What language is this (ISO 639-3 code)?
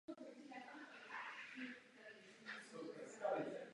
ces